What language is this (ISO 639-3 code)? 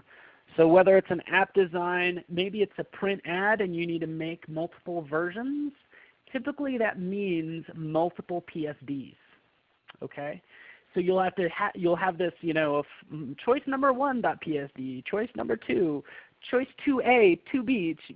eng